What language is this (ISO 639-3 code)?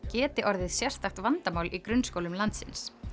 isl